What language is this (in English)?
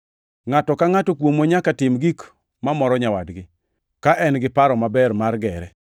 Luo (Kenya and Tanzania)